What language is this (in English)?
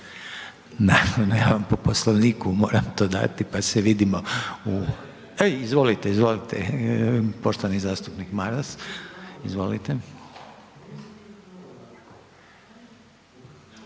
Croatian